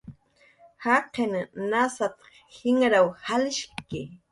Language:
Jaqaru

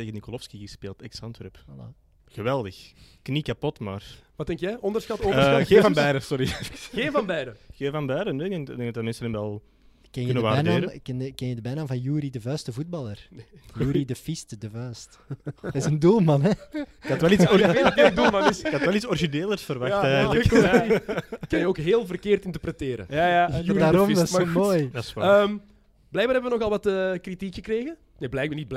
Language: Dutch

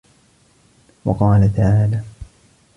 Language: Arabic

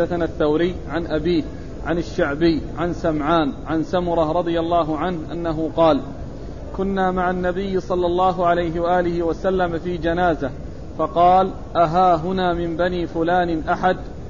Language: Arabic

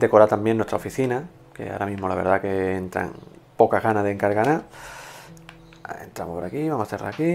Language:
Spanish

